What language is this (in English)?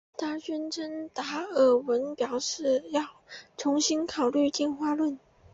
Chinese